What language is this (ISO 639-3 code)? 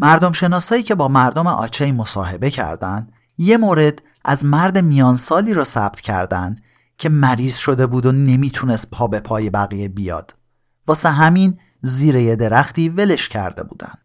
fas